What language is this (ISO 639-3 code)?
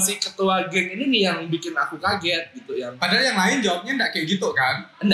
ind